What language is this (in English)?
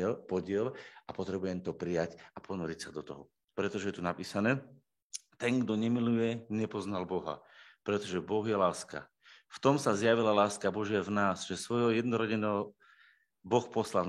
Slovak